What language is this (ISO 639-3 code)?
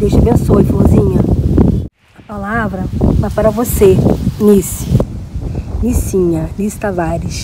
por